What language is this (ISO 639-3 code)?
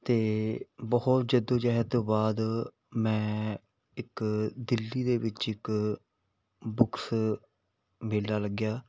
pan